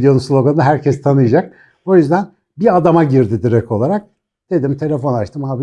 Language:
Turkish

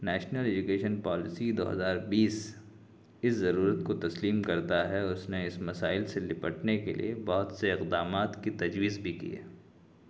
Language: Urdu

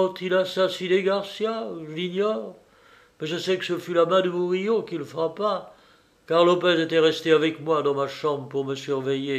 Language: French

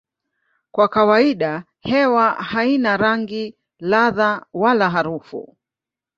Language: Swahili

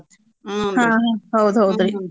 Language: Kannada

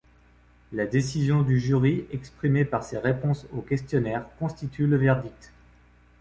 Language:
French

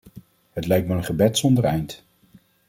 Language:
Dutch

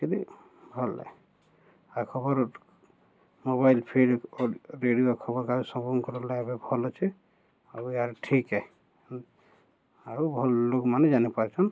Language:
Odia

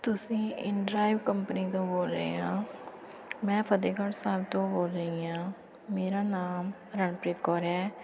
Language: Punjabi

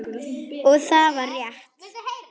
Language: Icelandic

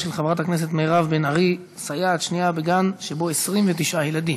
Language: Hebrew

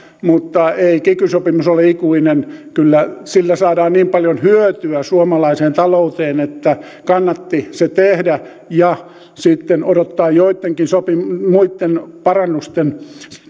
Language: Finnish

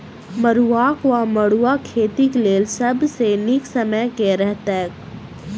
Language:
Maithili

